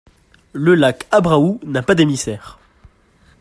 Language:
French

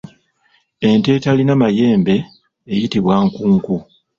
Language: Ganda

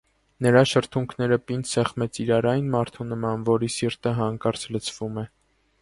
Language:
Armenian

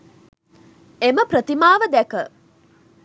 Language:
Sinhala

